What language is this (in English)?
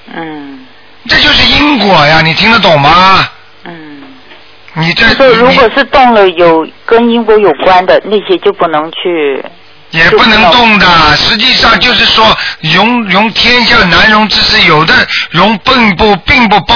Chinese